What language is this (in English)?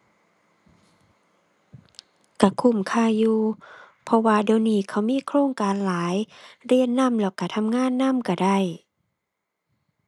Thai